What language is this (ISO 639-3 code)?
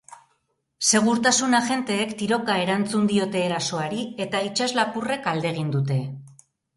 eus